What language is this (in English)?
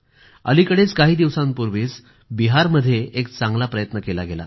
Marathi